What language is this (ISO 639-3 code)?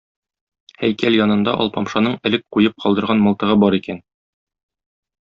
tat